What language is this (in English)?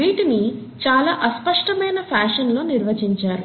Telugu